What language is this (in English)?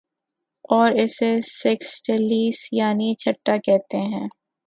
Urdu